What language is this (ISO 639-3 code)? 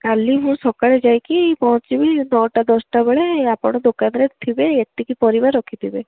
ori